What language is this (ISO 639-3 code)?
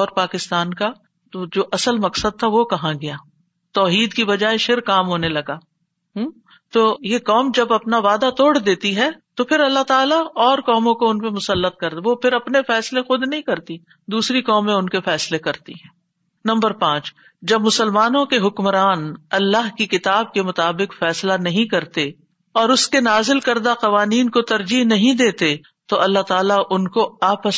urd